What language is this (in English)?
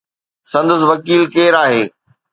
Sindhi